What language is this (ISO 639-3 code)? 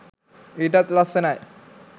sin